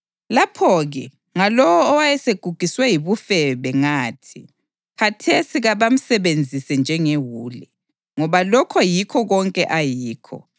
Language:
North Ndebele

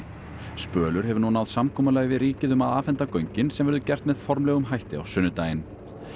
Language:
Icelandic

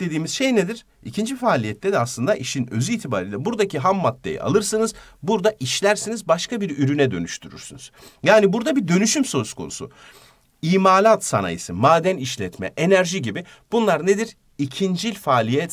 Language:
Turkish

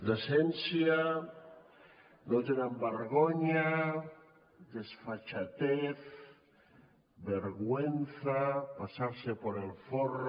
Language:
Catalan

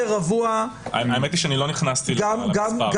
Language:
Hebrew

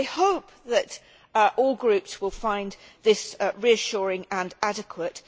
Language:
English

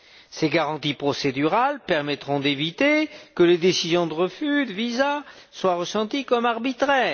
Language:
French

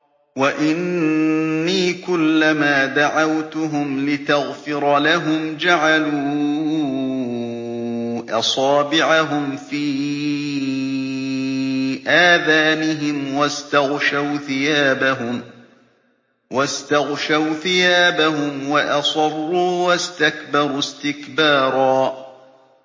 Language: Arabic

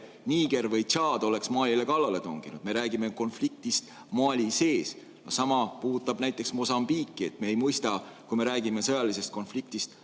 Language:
Estonian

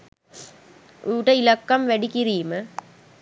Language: Sinhala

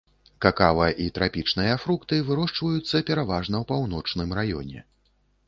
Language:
Belarusian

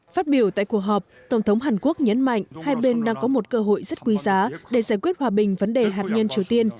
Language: Vietnamese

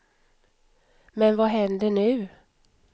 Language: Swedish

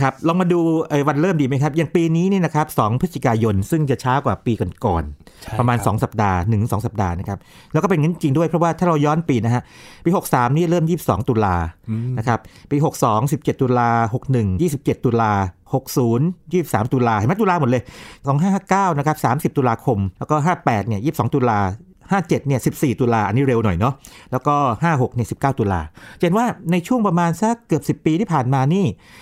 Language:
Thai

